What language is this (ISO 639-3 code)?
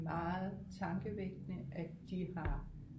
dan